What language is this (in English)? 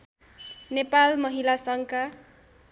Nepali